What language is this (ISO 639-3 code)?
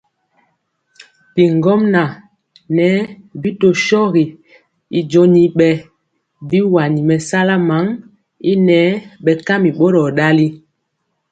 mcx